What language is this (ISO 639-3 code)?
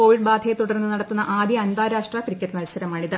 mal